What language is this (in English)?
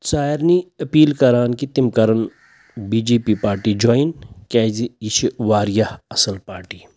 Kashmiri